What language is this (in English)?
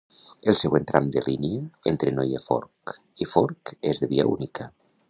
Catalan